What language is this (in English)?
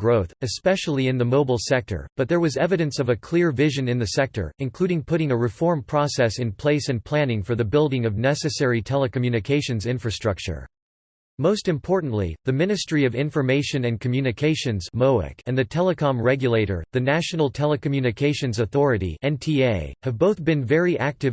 English